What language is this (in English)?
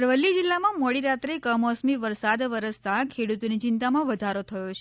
Gujarati